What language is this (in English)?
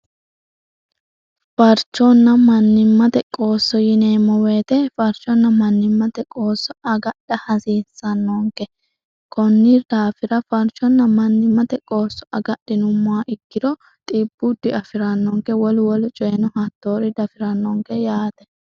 Sidamo